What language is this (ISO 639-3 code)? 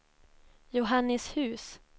swe